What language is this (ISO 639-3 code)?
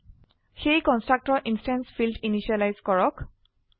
asm